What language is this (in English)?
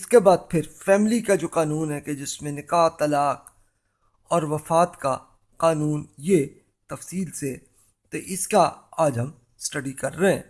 Urdu